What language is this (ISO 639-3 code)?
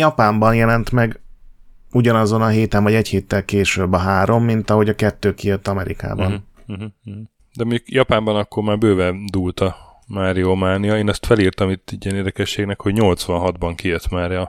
hun